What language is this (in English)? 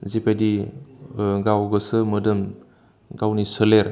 Bodo